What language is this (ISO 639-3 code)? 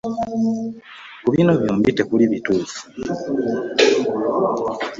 lug